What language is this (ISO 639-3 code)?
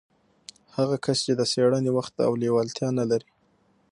pus